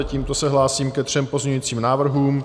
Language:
Czech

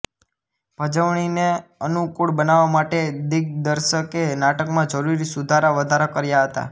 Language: Gujarati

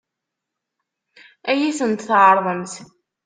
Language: Kabyle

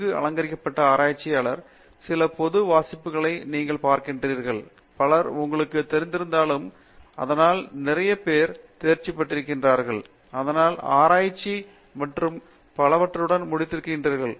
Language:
Tamil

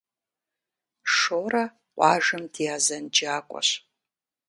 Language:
Kabardian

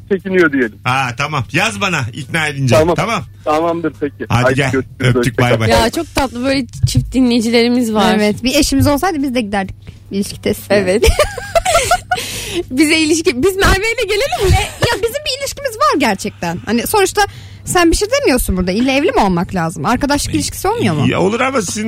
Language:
Turkish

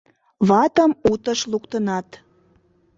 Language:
Mari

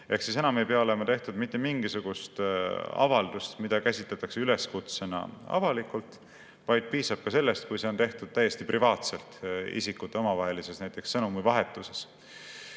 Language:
Estonian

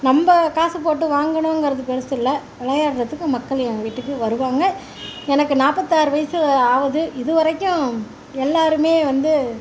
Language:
Tamil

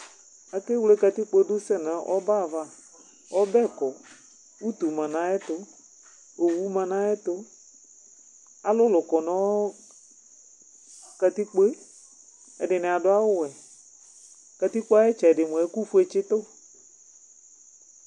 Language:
Ikposo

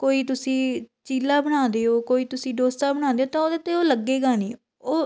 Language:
Punjabi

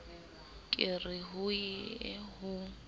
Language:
Southern Sotho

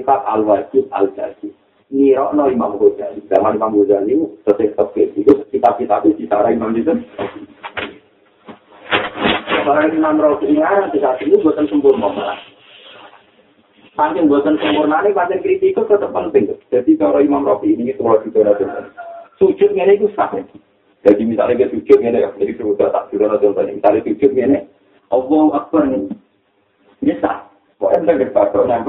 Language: Malay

